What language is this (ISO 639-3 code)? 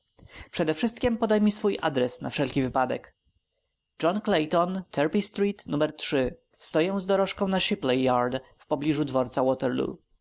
pol